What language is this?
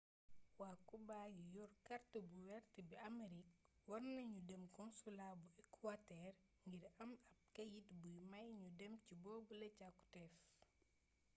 Wolof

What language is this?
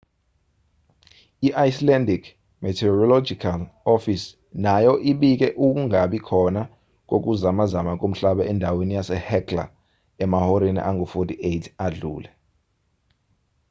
Zulu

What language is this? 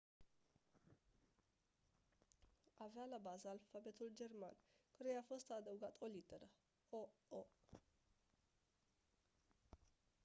Romanian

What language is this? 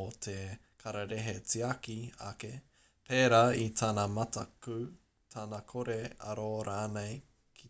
Māori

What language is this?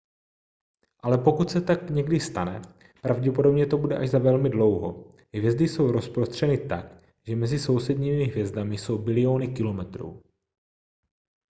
Czech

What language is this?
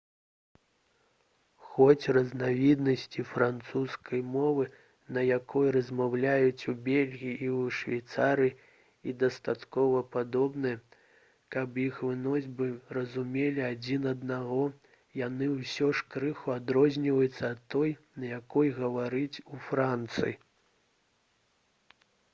Belarusian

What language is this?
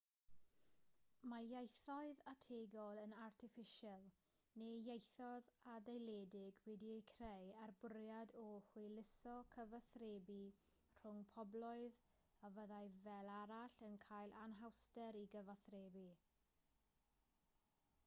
Welsh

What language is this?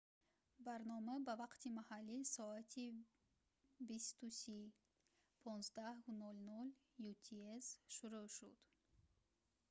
Tajik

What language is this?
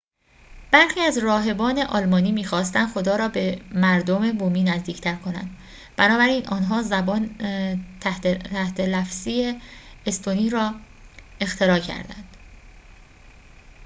Persian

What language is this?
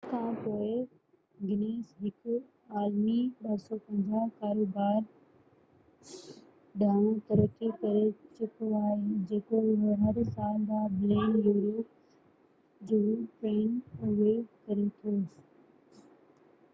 Sindhi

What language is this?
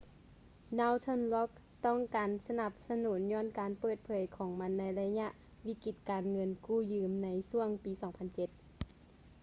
Lao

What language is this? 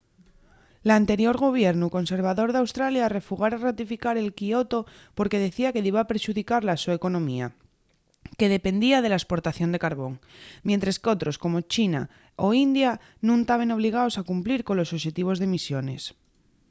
Asturian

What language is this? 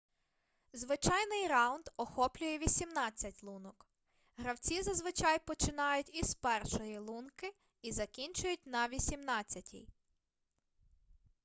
Ukrainian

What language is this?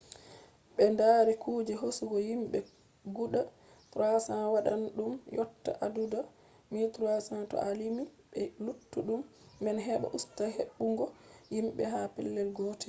Fula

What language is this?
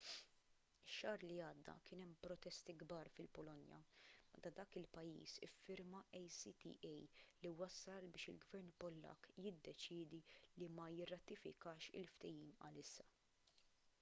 Maltese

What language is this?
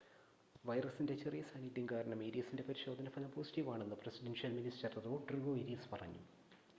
Malayalam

